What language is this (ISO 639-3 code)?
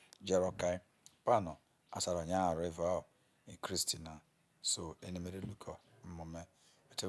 iso